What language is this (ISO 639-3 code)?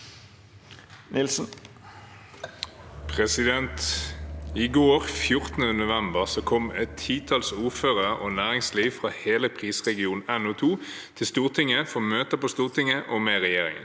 nor